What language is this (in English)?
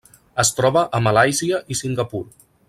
Catalan